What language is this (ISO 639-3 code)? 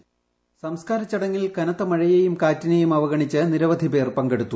mal